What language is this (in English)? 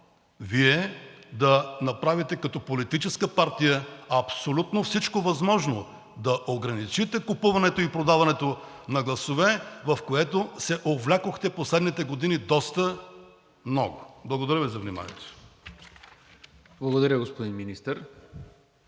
Bulgarian